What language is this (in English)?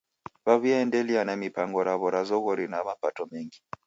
Taita